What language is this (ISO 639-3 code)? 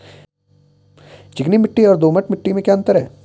hin